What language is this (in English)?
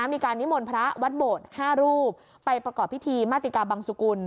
Thai